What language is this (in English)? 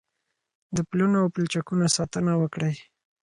Pashto